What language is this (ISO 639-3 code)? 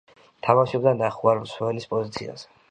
kat